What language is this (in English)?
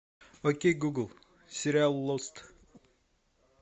Russian